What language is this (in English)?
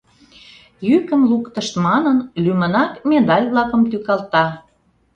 Mari